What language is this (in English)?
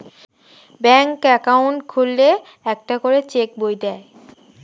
Bangla